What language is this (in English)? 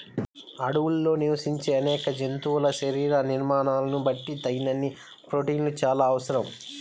Telugu